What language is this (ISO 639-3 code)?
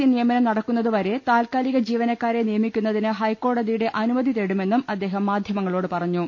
mal